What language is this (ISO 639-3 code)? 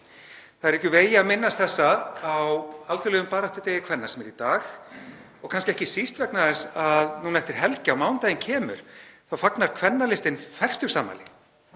isl